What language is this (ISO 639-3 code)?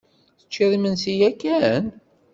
kab